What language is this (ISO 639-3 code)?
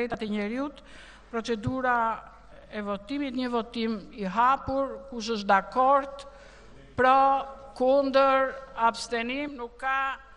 ell